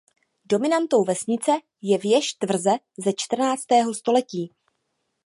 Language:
Czech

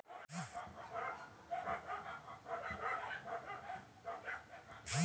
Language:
Chhattisgarhi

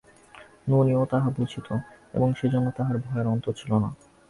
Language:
Bangla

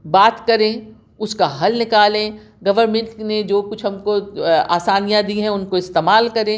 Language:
Urdu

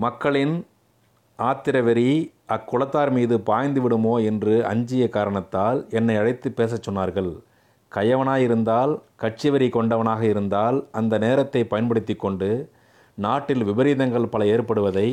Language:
Tamil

